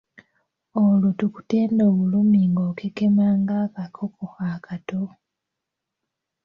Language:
Ganda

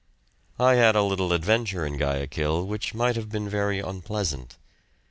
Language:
English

